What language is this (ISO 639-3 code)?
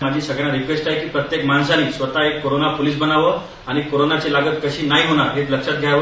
mar